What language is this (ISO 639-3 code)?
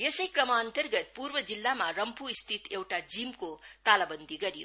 nep